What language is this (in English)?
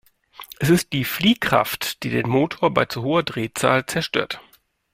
German